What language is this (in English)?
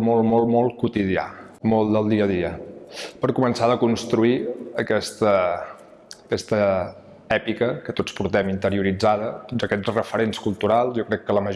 Catalan